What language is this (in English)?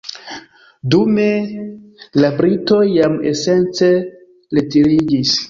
Esperanto